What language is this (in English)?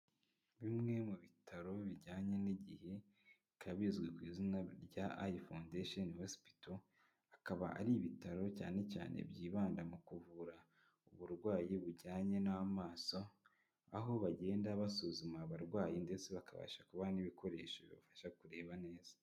Kinyarwanda